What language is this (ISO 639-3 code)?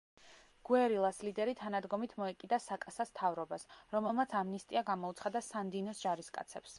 kat